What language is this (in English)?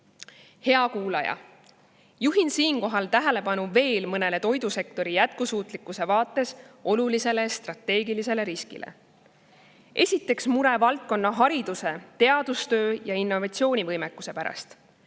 Estonian